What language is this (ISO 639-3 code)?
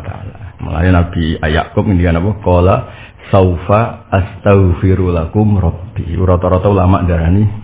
ind